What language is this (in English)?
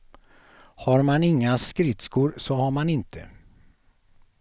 Swedish